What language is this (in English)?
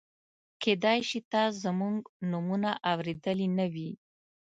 Pashto